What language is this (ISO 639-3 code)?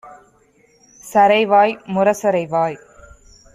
tam